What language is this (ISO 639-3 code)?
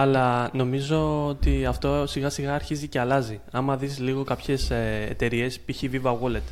ell